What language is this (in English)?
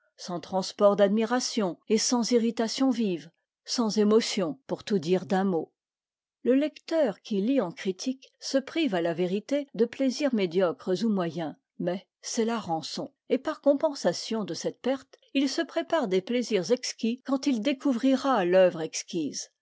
French